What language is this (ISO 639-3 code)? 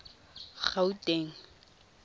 tsn